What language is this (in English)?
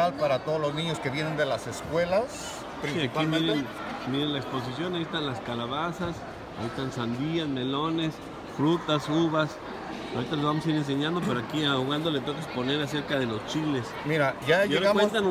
Spanish